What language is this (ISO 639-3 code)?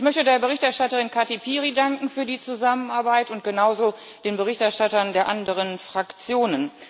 deu